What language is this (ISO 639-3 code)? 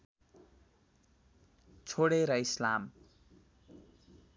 nep